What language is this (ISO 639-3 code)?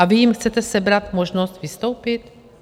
ces